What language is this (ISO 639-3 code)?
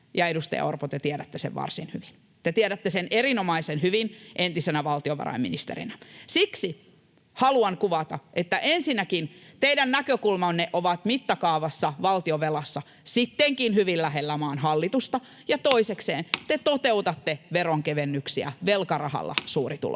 fin